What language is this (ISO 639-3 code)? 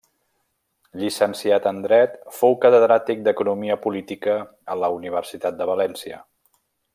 cat